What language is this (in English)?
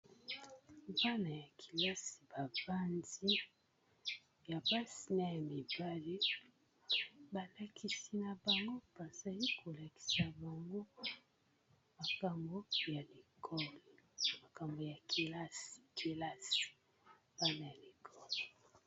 Lingala